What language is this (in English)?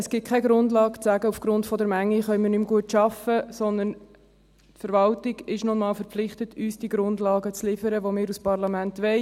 Swiss German